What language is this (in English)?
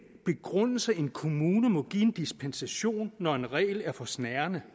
Danish